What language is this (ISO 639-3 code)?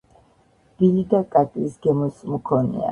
kat